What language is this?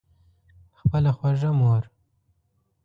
Pashto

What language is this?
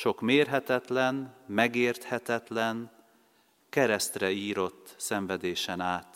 Hungarian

